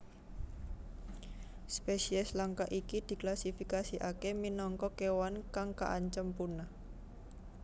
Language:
Javanese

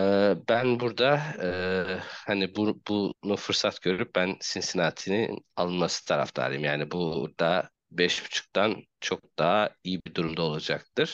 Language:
Turkish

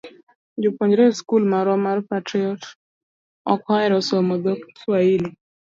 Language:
Luo (Kenya and Tanzania)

